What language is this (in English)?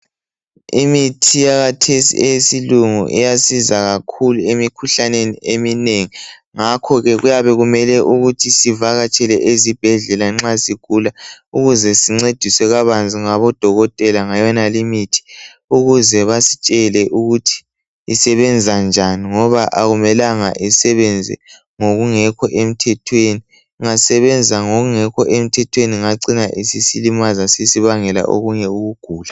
North Ndebele